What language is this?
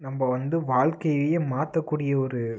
Tamil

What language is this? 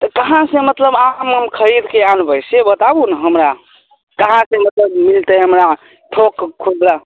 Maithili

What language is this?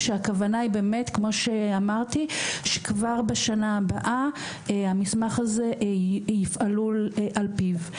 Hebrew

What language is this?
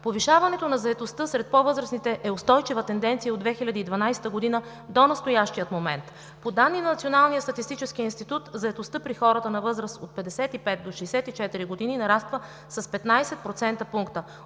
Bulgarian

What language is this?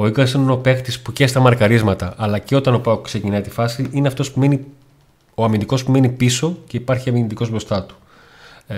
Greek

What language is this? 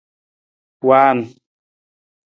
Nawdm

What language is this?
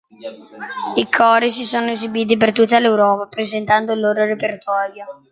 Italian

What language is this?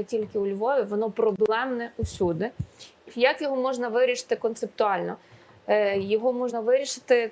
Ukrainian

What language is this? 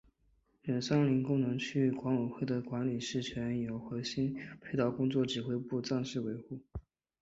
Chinese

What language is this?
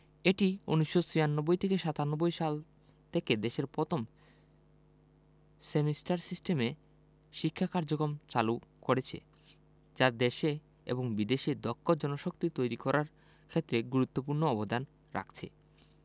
Bangla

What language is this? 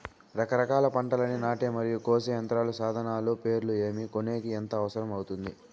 Telugu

